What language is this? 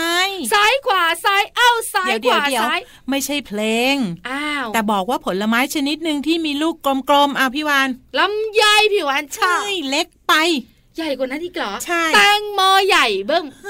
Thai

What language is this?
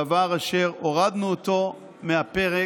Hebrew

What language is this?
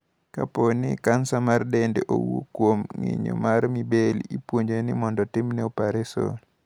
Luo (Kenya and Tanzania)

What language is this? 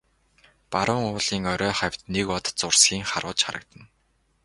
Mongolian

